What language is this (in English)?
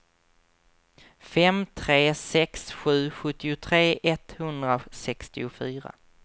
Swedish